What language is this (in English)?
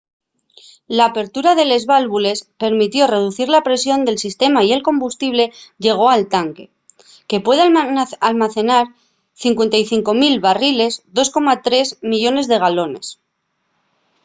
Asturian